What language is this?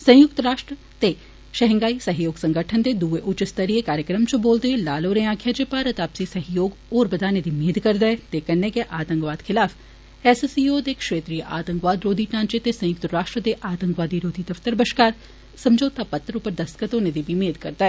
Dogri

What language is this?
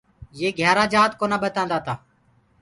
Gurgula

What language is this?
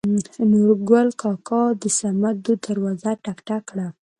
Pashto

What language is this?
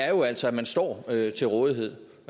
Danish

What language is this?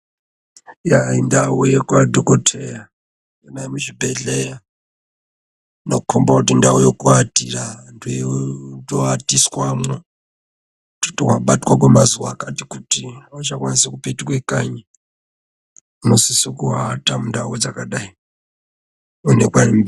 Ndau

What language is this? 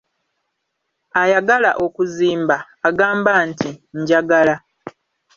Ganda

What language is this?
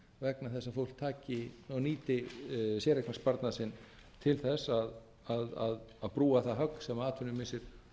Icelandic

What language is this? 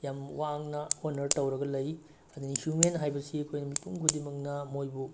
Manipuri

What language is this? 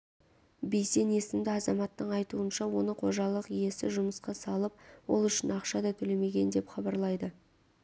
Kazakh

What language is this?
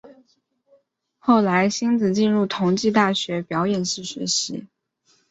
Chinese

